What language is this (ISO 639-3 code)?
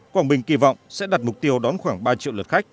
vie